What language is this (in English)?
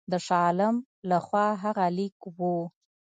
Pashto